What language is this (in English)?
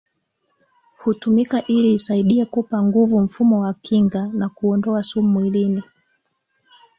Swahili